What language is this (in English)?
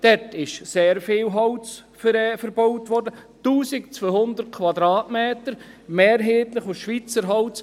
Swiss German